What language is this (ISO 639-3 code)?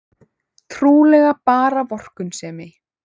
isl